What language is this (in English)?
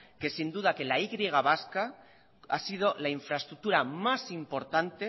Spanish